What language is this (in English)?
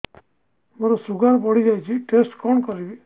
Odia